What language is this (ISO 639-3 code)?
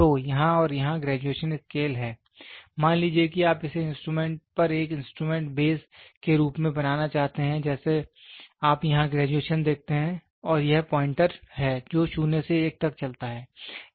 hin